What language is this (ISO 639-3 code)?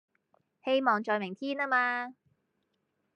yue